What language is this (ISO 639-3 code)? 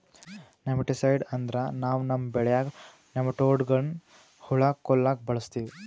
kan